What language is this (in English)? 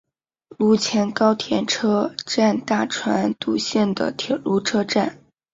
Chinese